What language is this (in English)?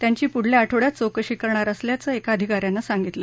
Marathi